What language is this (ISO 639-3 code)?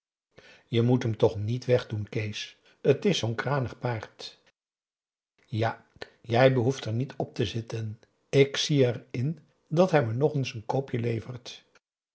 nld